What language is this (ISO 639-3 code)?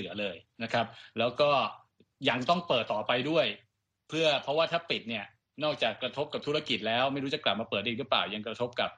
tha